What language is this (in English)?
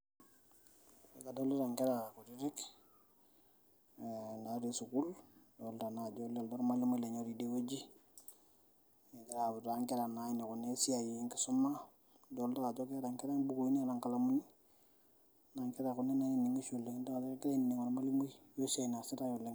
Masai